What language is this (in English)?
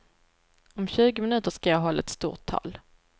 Swedish